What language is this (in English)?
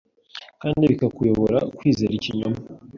Kinyarwanda